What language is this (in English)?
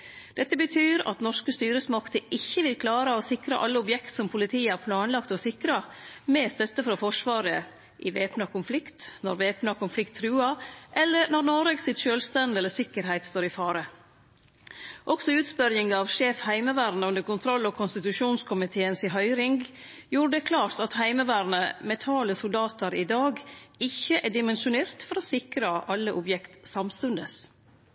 Norwegian Nynorsk